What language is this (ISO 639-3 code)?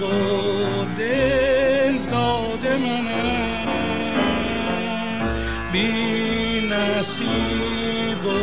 fas